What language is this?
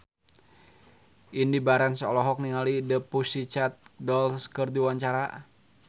Sundanese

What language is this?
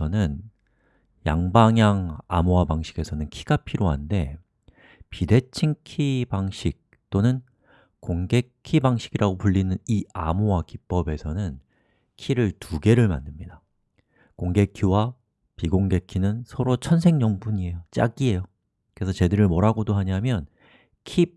Korean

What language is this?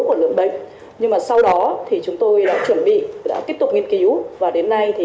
Vietnamese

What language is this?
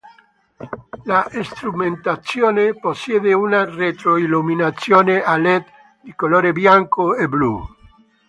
Italian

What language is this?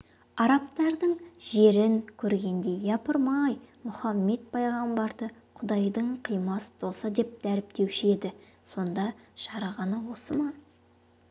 Kazakh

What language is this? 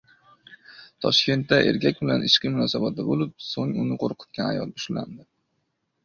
Uzbek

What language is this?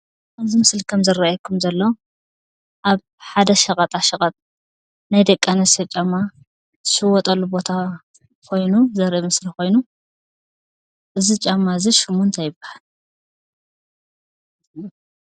Tigrinya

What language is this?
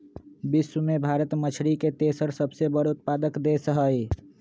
Magahi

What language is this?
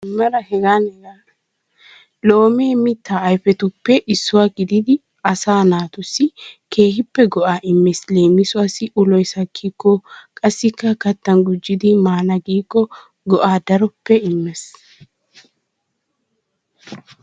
Wolaytta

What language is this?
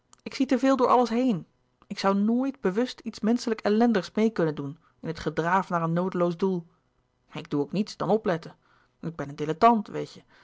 Dutch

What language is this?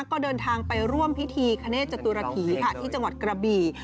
Thai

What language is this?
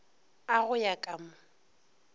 Northern Sotho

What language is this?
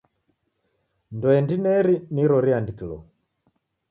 Taita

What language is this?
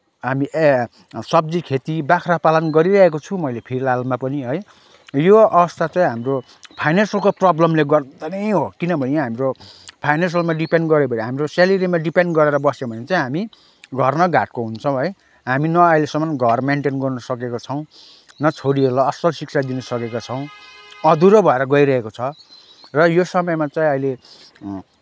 Nepali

